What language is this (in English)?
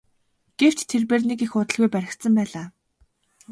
Mongolian